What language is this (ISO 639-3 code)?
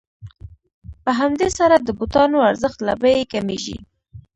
pus